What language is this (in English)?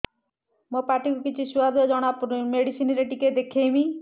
Odia